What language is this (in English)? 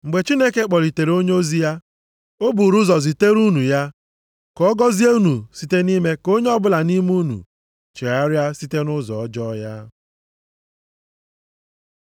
Igbo